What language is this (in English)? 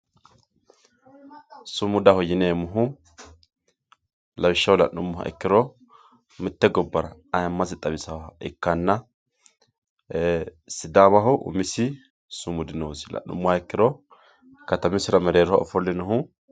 Sidamo